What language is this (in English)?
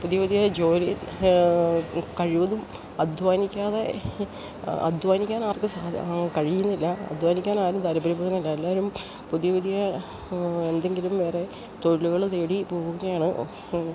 Malayalam